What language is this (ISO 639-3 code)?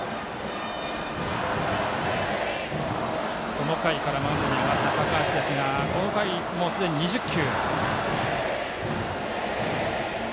jpn